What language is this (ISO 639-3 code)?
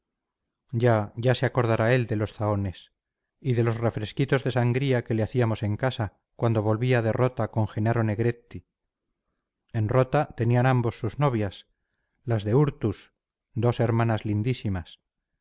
spa